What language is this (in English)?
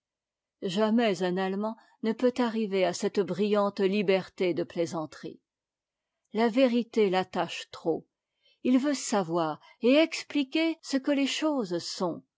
French